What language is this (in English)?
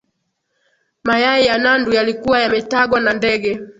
Swahili